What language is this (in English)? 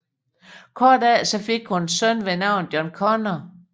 Danish